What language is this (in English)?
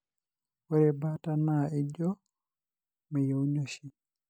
Masai